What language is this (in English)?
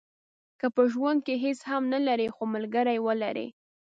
Pashto